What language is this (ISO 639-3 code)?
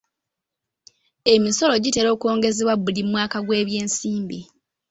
lug